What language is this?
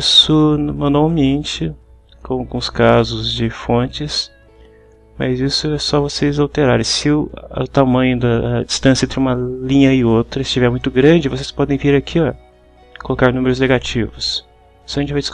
Portuguese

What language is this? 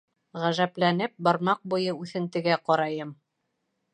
Bashkir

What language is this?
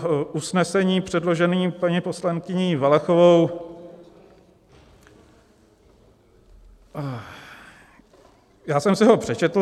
Czech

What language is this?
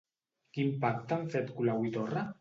Catalan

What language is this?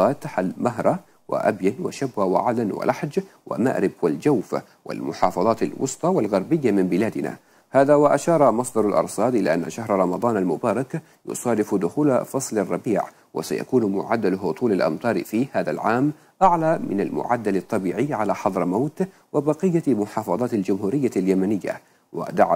Arabic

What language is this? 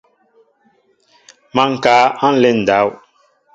Mbo (Cameroon)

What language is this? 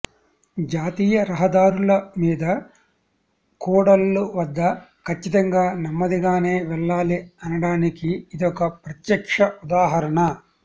Telugu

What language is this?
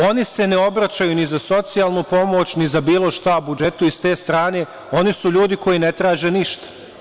Serbian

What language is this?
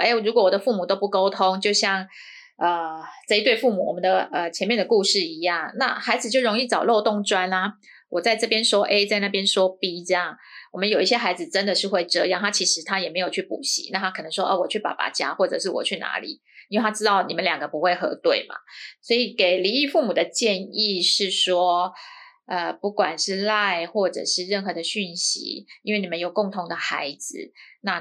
Chinese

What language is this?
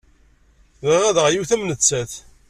Kabyle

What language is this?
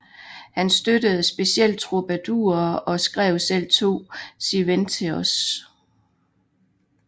Danish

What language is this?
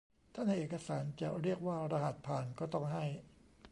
Thai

